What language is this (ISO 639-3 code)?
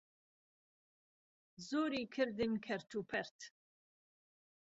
ckb